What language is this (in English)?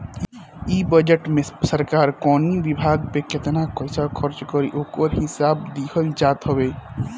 Bhojpuri